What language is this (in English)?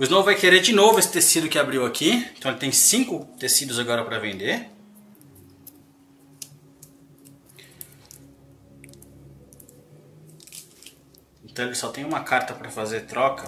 Portuguese